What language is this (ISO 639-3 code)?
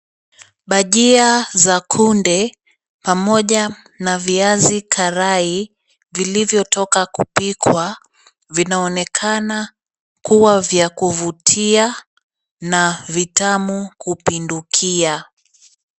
swa